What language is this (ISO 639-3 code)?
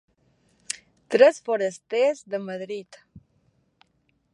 cat